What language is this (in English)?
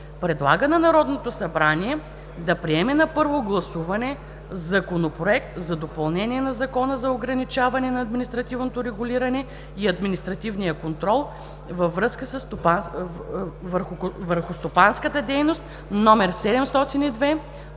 Bulgarian